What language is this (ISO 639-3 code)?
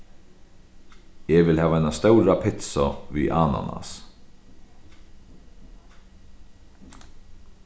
fao